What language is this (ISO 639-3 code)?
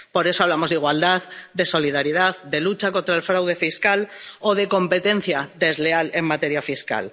spa